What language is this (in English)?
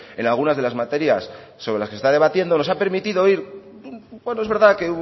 Spanish